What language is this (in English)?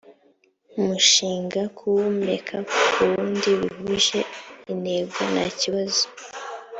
Kinyarwanda